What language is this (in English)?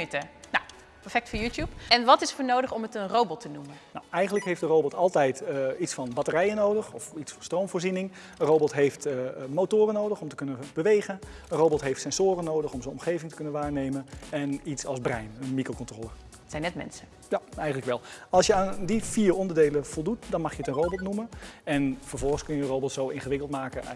Dutch